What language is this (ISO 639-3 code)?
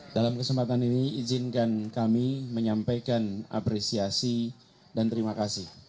ind